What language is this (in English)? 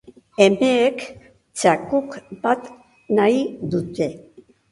Basque